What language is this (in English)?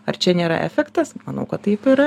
Lithuanian